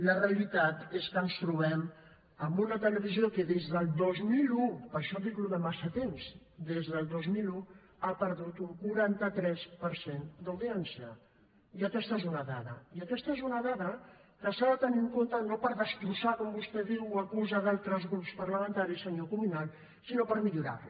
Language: Catalan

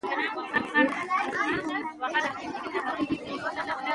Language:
Pashto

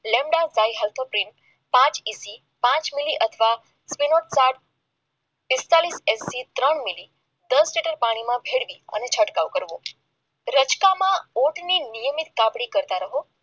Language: Gujarati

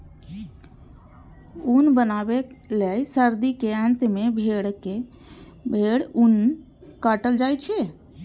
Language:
Maithili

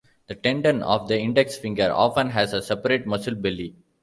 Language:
English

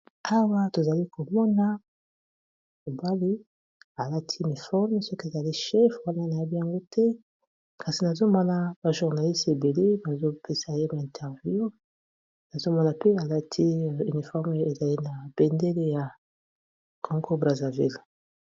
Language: Lingala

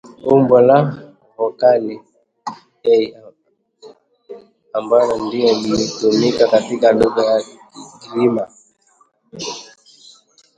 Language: Swahili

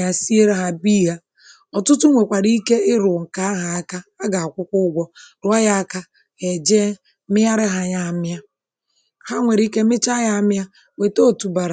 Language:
Igbo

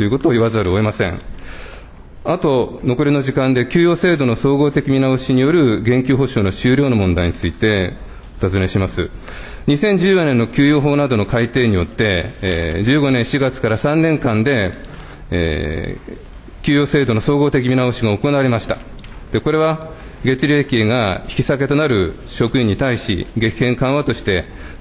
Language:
Japanese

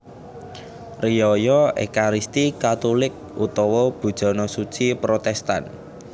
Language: Javanese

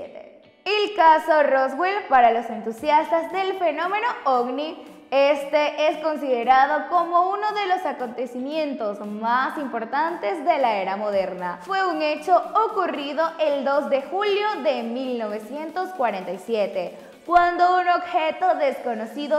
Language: Spanish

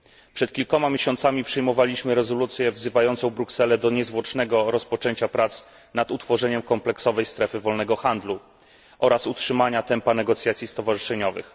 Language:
Polish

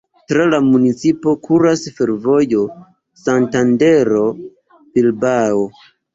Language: Esperanto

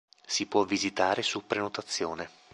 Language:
Italian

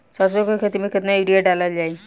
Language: Bhojpuri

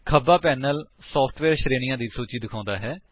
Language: Punjabi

